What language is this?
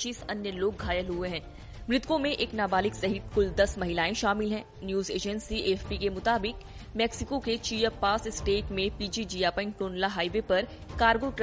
Hindi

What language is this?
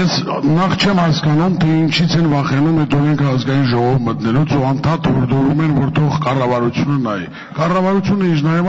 Turkish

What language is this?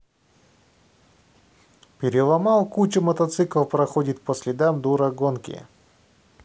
Russian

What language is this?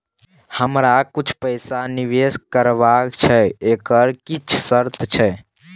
Maithili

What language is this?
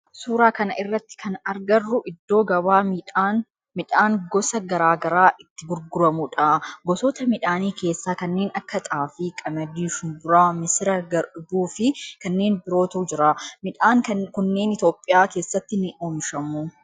Oromo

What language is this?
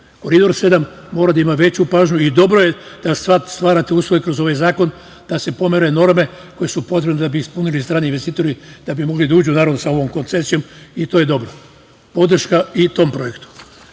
Serbian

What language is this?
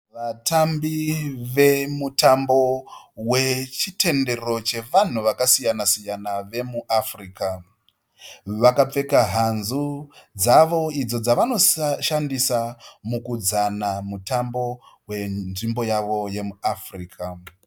Shona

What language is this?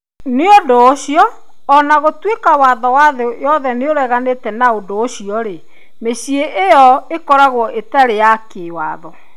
Kikuyu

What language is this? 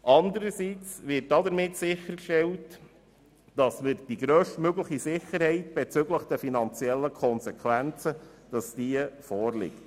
Swiss German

